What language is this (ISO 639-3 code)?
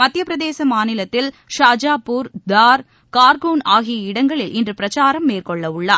tam